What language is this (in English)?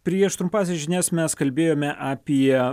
Lithuanian